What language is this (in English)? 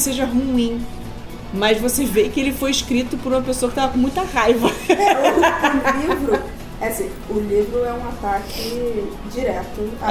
Portuguese